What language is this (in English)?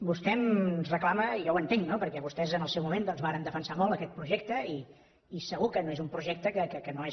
Catalan